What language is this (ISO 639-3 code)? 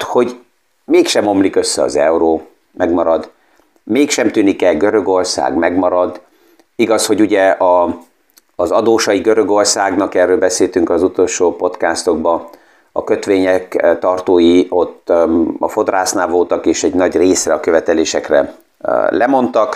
hun